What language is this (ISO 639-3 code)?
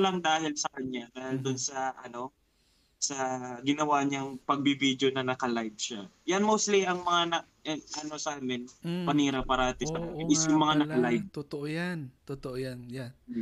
fil